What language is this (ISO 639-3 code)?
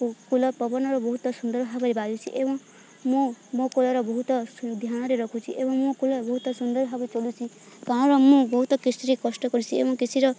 ori